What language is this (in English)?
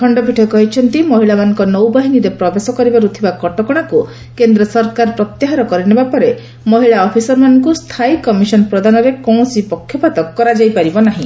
Odia